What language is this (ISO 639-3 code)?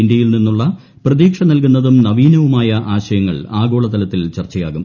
mal